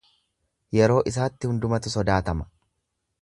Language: Oromo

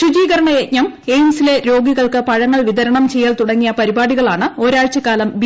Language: Malayalam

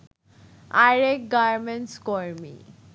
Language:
Bangla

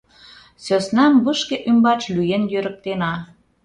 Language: Mari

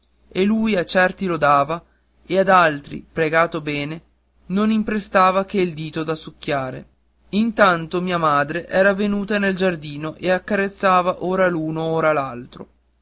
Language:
Italian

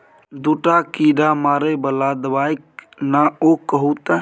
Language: Maithili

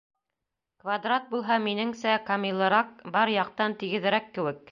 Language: Bashkir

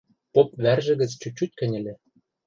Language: Western Mari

